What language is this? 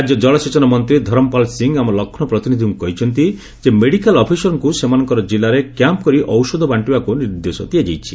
Odia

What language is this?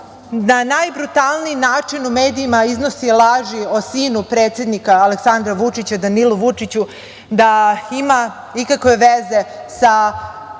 Serbian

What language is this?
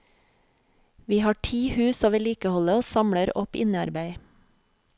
Norwegian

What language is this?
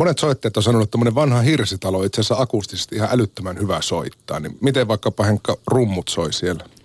Finnish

